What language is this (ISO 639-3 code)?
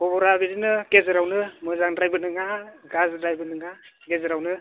brx